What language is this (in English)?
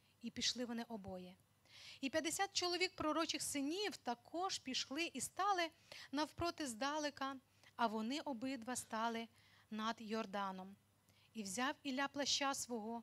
Ukrainian